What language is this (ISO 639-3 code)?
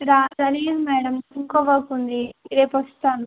tel